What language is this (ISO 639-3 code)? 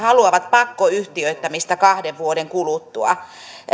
fin